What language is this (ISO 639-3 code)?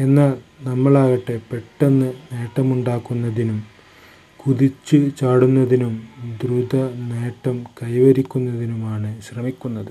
mal